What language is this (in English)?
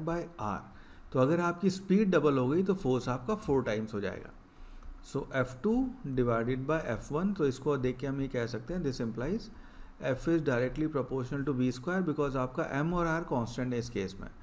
Hindi